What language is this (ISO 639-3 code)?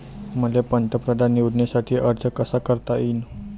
mar